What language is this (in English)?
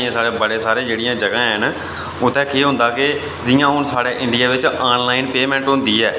Dogri